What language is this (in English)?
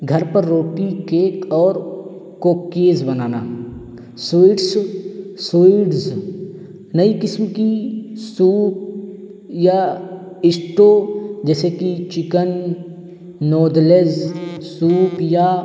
Urdu